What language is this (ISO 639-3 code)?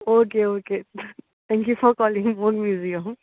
kok